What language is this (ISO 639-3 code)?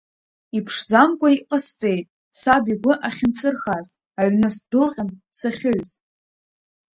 abk